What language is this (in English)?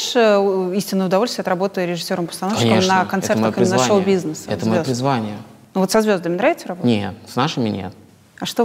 Russian